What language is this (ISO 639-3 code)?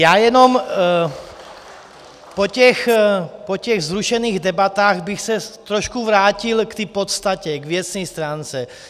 ces